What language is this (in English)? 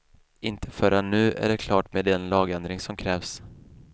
Swedish